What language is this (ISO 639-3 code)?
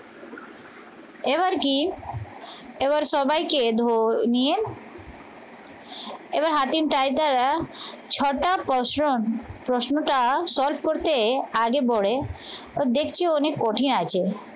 ben